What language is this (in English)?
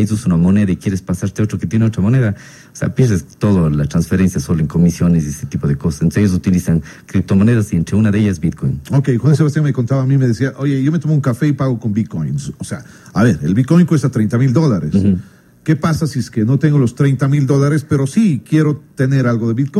Spanish